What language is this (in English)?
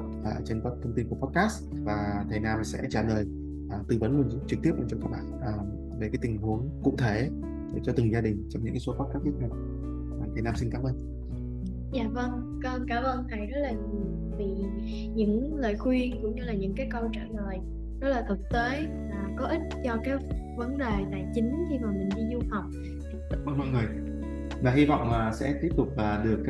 Vietnamese